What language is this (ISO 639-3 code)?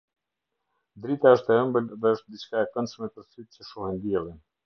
sqi